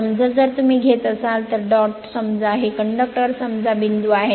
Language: Marathi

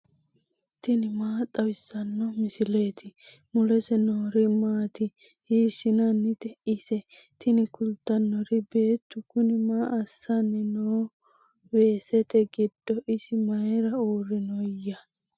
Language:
Sidamo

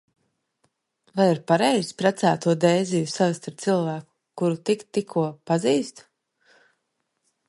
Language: Latvian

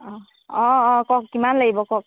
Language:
Assamese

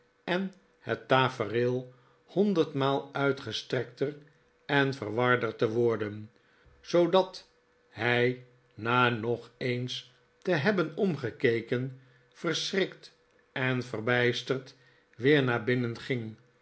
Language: Dutch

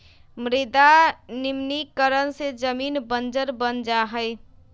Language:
Magahi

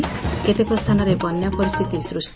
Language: Odia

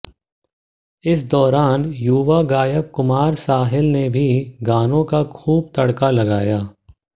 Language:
Hindi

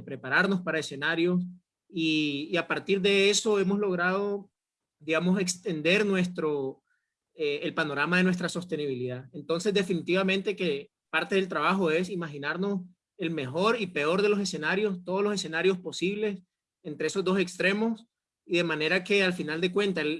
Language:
Spanish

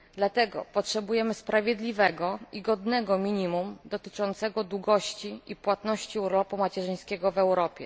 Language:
Polish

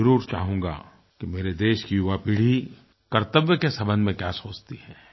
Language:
Hindi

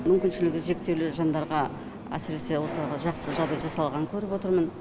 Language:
Kazakh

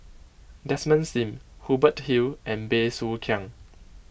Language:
English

